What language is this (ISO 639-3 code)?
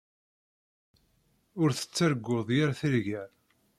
kab